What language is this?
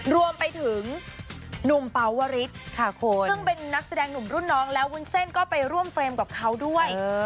Thai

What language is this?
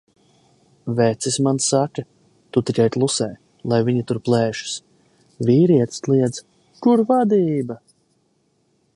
Latvian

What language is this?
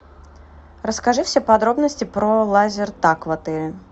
Russian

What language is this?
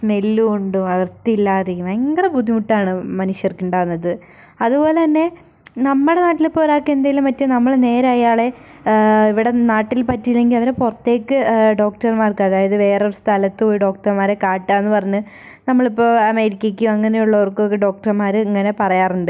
Malayalam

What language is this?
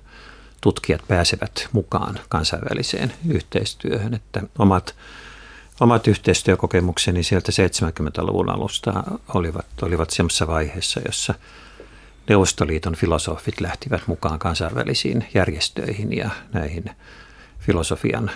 Finnish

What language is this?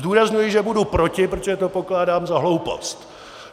Czech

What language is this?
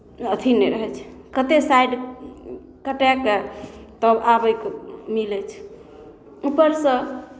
Maithili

